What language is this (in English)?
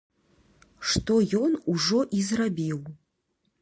Belarusian